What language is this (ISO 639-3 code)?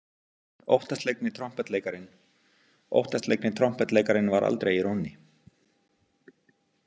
isl